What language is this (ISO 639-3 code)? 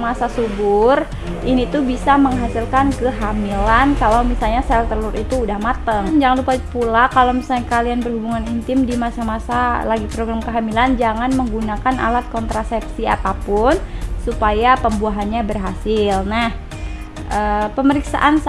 ind